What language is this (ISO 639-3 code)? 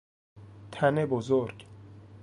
fas